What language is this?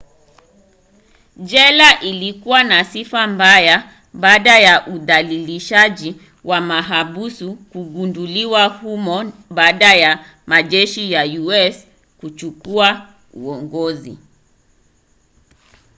Swahili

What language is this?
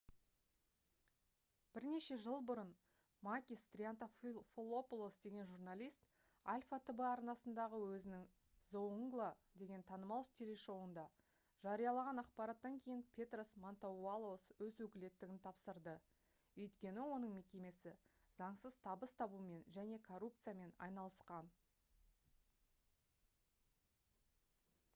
Kazakh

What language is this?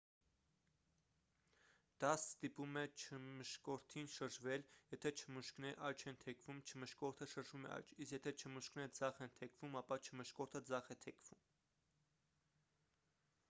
Armenian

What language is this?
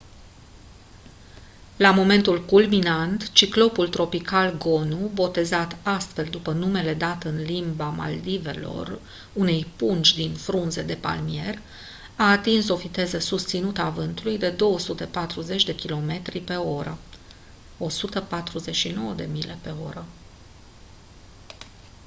Romanian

